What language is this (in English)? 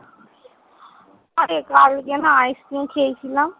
Bangla